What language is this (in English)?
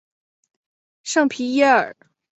Chinese